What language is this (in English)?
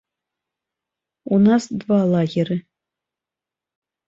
Belarusian